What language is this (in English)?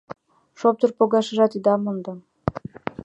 Mari